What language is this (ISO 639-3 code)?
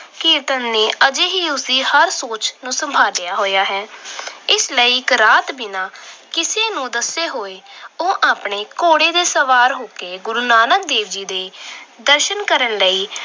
pan